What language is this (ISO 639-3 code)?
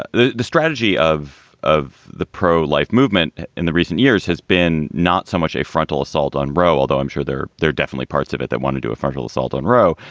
eng